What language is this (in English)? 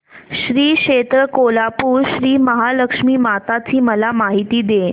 Marathi